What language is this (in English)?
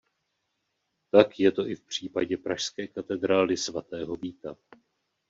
Czech